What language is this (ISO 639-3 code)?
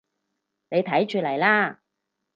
yue